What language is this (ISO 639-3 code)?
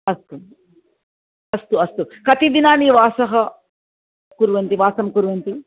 san